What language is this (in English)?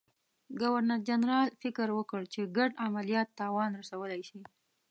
Pashto